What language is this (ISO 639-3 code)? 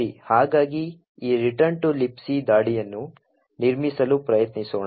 kan